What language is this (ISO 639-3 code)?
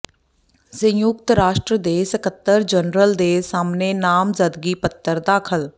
pan